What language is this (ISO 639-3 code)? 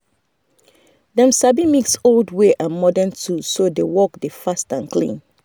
pcm